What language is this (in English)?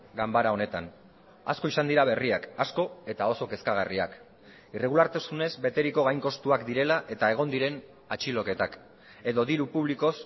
Basque